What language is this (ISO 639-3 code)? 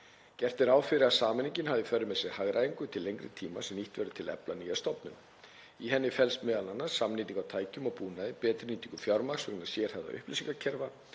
isl